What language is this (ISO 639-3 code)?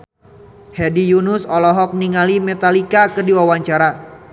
sun